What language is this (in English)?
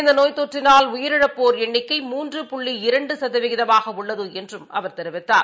Tamil